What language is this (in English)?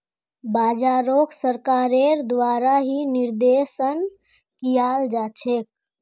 Magahi